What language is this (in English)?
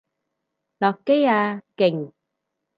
Cantonese